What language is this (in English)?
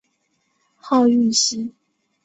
Chinese